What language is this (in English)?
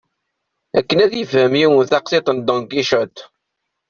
Kabyle